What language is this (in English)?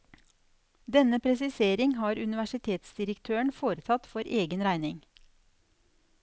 Norwegian